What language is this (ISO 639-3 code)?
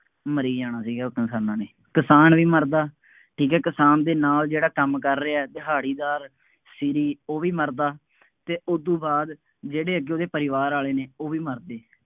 pan